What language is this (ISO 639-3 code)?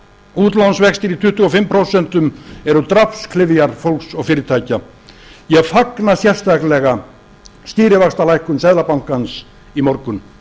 isl